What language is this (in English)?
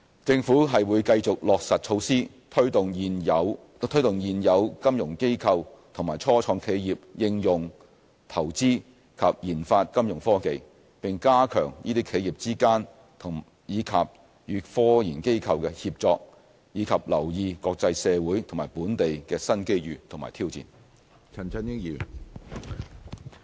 Cantonese